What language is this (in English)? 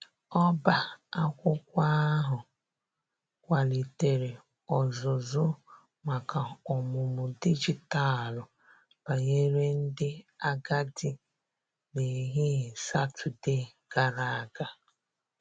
Igbo